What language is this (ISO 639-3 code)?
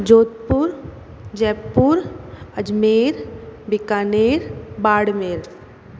hin